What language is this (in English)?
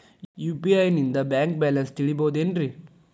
Kannada